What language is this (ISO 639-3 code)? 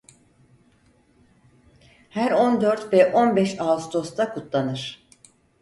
tur